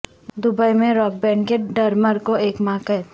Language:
Urdu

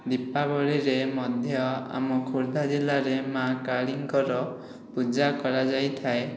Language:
Odia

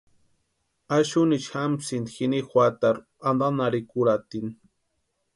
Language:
Western Highland Purepecha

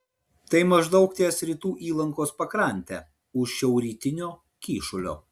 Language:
Lithuanian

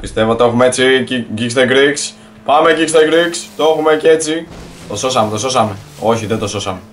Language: Greek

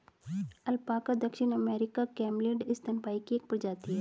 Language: Hindi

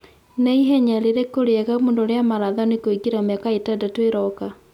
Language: Kikuyu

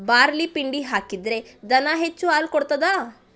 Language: Kannada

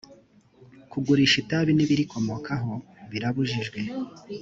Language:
Kinyarwanda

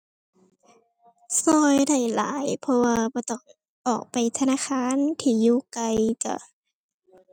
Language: Thai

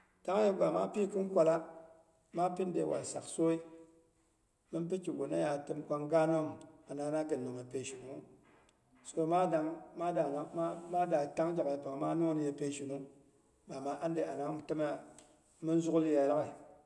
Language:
Boghom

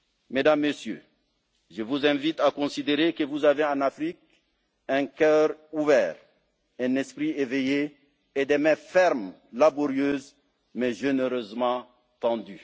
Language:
French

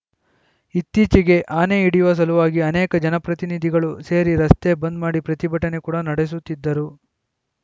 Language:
Kannada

